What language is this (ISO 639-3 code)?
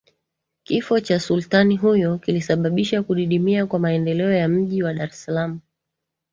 swa